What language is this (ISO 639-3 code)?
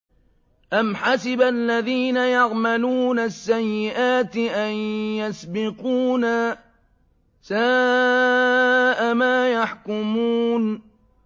ara